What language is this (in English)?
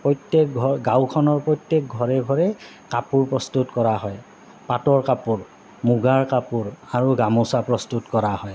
Assamese